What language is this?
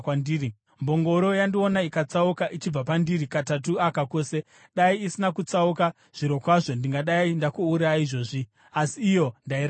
Shona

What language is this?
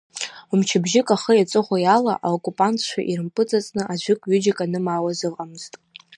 Abkhazian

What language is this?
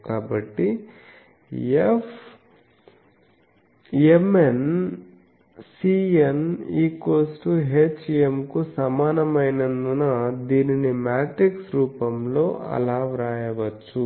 Telugu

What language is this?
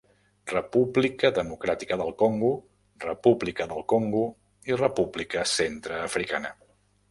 Catalan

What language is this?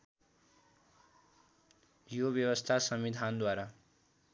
Nepali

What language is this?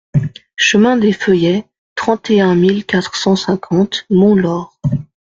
French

